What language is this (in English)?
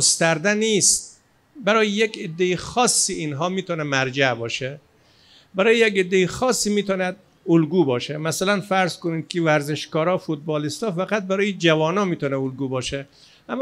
Persian